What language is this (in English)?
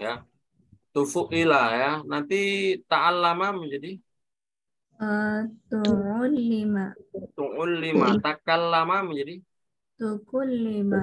Indonesian